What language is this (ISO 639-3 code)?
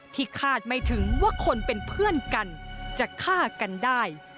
tha